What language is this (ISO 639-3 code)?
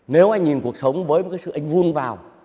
vie